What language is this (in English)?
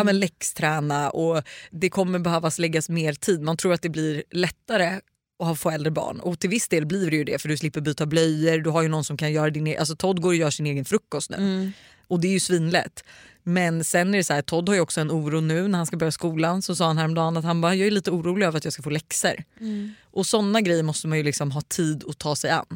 Swedish